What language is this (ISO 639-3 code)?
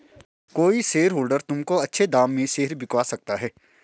hin